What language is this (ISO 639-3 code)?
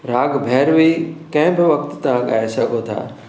snd